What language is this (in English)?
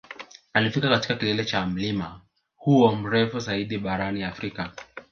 Swahili